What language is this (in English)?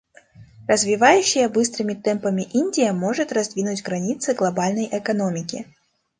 Russian